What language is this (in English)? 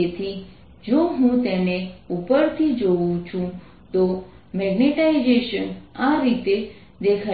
Gujarati